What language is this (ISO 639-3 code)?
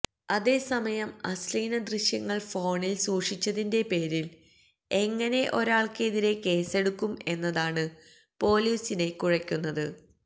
mal